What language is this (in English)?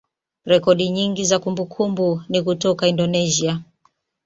Swahili